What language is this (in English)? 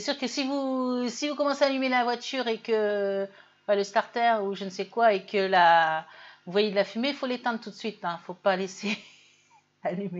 French